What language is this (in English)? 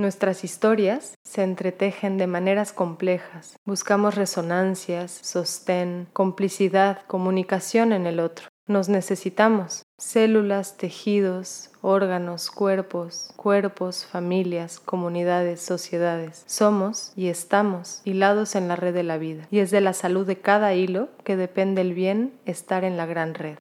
Spanish